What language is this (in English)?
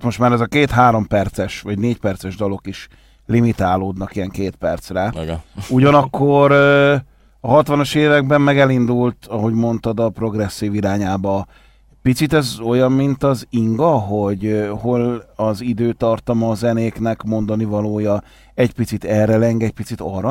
Hungarian